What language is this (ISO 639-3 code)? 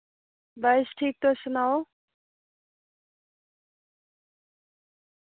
doi